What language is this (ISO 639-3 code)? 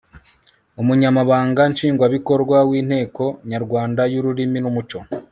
kin